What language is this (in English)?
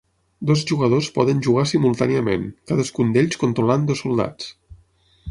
Catalan